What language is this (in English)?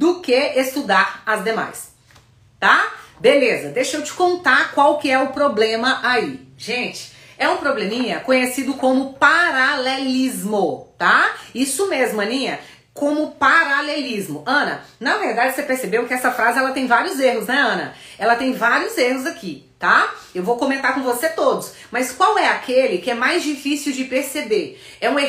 Portuguese